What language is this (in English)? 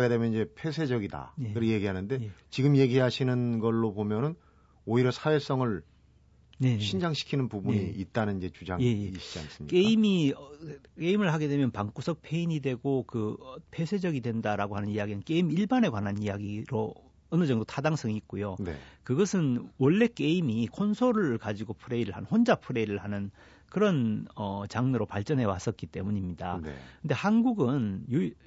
Korean